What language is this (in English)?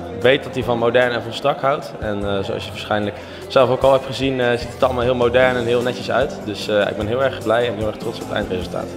Dutch